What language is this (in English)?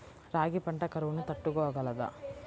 Telugu